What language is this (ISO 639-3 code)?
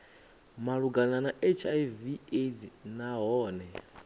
ven